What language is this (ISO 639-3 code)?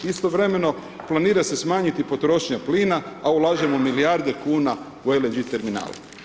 hrv